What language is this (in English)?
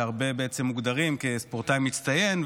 Hebrew